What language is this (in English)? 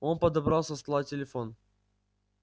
Russian